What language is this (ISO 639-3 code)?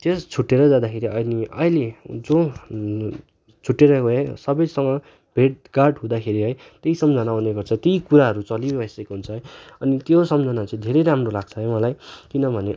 nep